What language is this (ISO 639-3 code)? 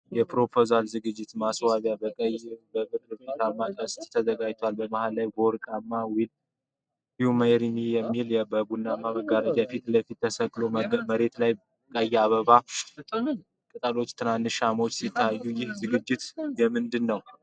amh